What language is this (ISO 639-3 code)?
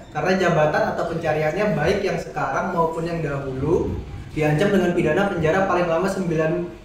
ind